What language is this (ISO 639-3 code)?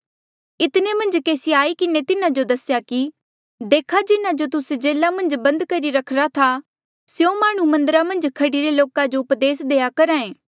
mjl